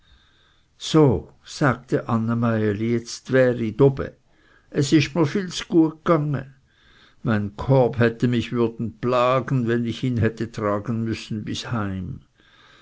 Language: German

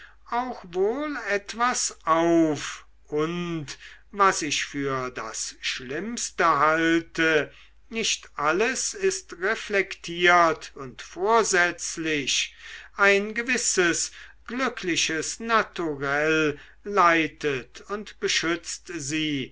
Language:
German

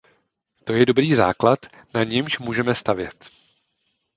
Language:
Czech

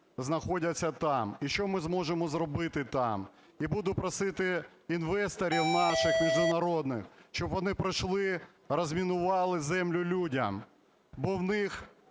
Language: Ukrainian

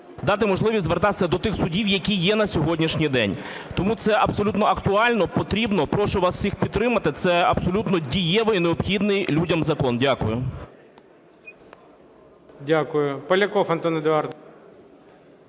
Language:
Ukrainian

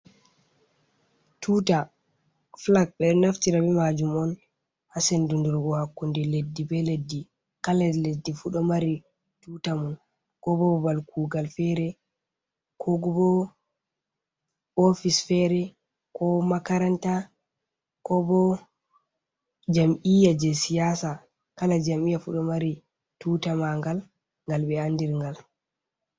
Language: Fula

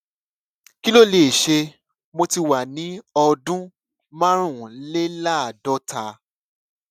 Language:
Yoruba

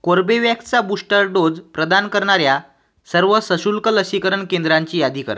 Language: Marathi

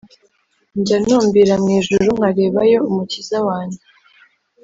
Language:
Kinyarwanda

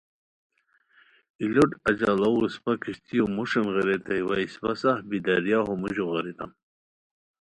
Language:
Khowar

